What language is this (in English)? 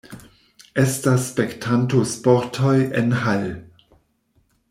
Esperanto